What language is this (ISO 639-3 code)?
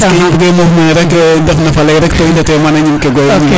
srr